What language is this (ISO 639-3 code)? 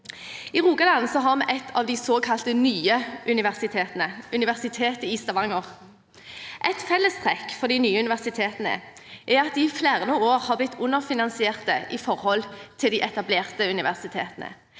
nor